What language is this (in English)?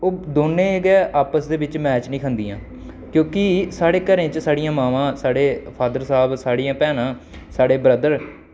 Dogri